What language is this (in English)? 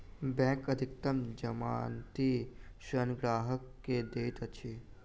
Maithili